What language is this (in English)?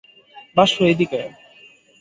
Bangla